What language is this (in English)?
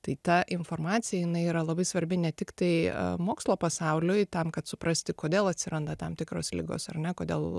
Lithuanian